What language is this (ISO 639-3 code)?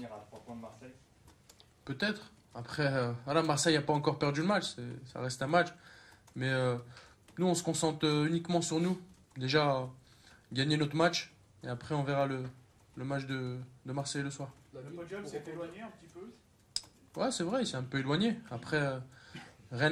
fra